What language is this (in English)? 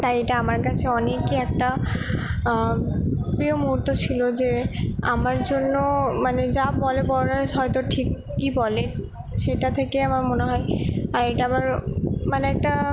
Bangla